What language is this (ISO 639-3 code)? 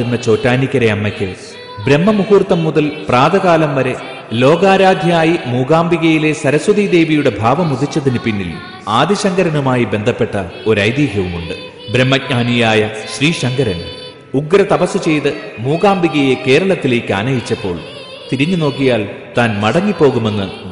mal